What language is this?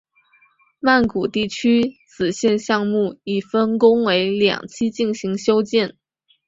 Chinese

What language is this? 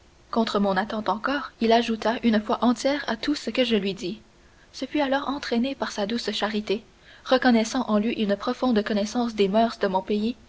French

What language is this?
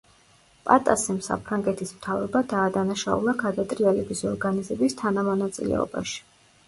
Georgian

